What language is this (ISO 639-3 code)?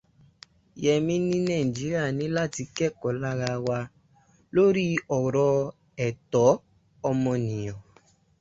yor